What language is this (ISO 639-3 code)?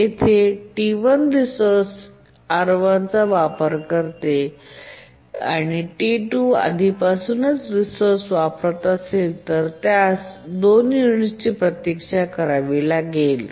mar